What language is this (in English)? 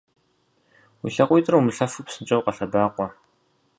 Kabardian